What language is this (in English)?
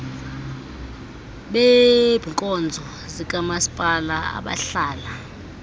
Xhosa